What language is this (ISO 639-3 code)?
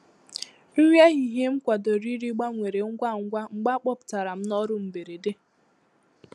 ibo